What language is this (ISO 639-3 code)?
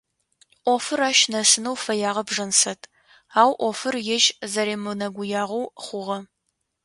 ady